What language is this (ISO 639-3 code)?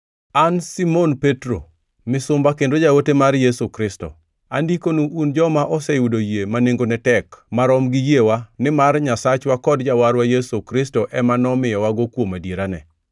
luo